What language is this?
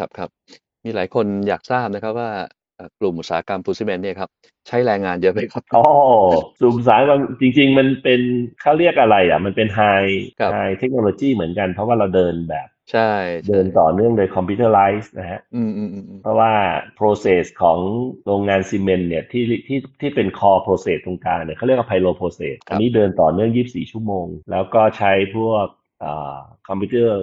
Thai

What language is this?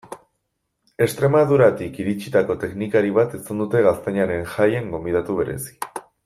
Basque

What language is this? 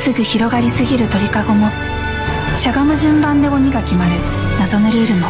Japanese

